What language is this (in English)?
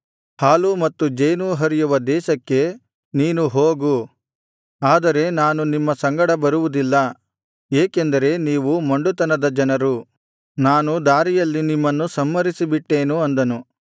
Kannada